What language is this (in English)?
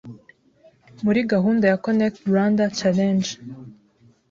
Kinyarwanda